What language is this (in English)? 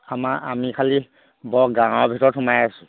Assamese